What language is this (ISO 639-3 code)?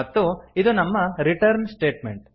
kan